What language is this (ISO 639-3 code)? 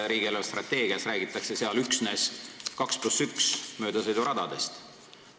est